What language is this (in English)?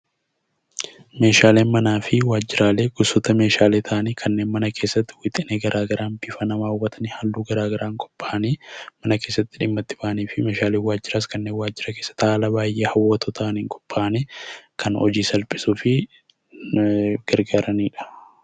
Oromo